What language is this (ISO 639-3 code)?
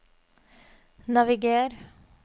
nor